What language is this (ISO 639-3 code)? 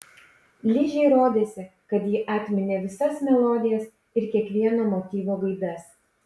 lit